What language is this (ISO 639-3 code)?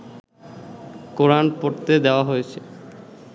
ben